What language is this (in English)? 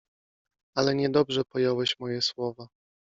Polish